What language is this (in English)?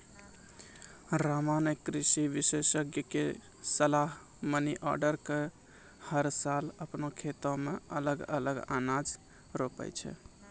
Maithili